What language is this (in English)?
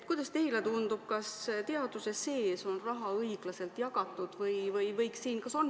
Estonian